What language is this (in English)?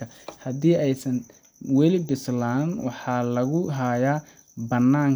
Somali